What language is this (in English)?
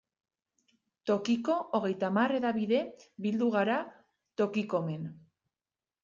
Basque